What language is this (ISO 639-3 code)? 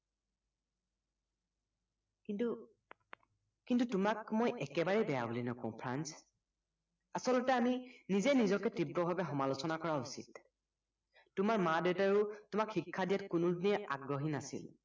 asm